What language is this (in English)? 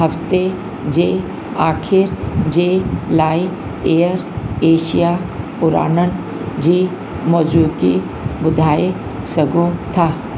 Sindhi